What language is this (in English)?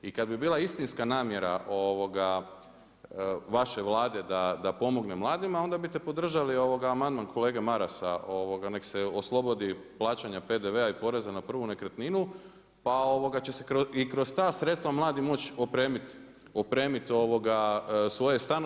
Croatian